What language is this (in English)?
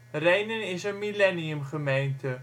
Dutch